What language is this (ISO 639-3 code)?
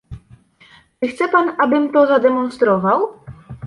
pol